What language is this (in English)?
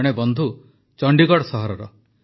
Odia